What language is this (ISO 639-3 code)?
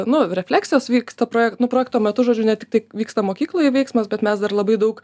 lit